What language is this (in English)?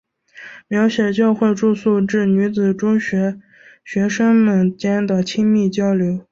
Chinese